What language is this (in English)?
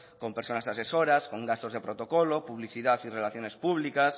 Spanish